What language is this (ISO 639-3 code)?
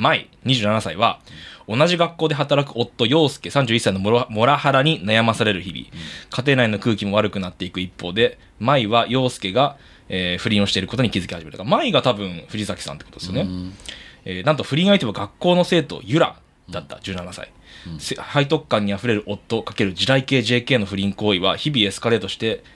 jpn